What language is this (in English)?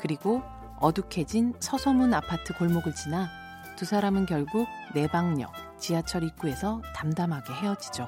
Korean